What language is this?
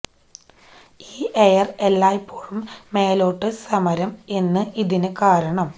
Malayalam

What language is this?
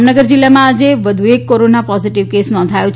Gujarati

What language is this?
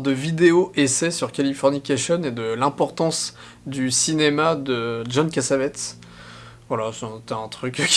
French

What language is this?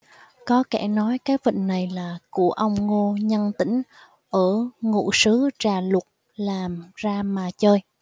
Vietnamese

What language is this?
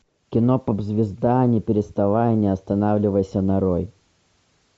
Russian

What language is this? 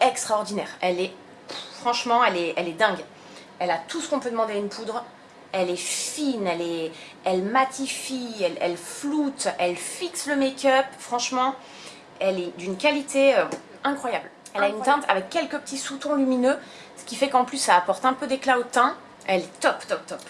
French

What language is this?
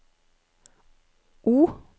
Norwegian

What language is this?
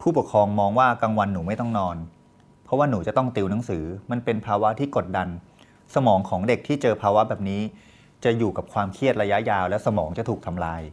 Thai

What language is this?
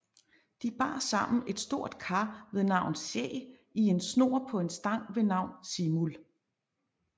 Danish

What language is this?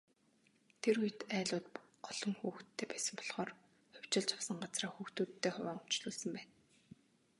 Mongolian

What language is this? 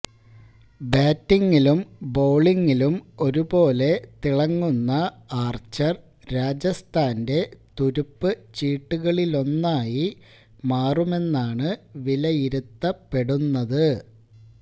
Malayalam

